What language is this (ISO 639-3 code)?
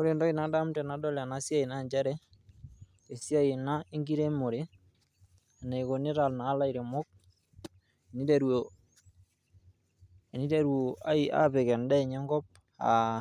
mas